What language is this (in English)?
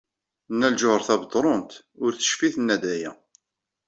Kabyle